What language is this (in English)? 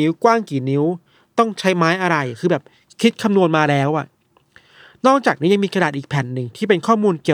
Thai